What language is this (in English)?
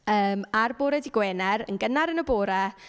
Welsh